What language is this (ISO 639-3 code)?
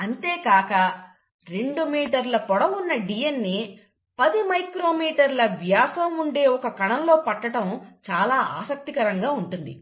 tel